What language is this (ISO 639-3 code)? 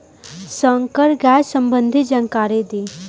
bho